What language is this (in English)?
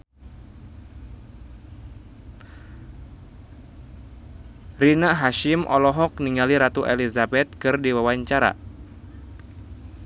Sundanese